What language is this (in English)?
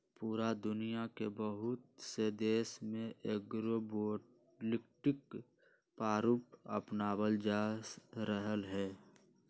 Magahi